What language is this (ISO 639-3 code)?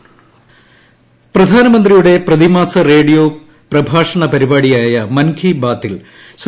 mal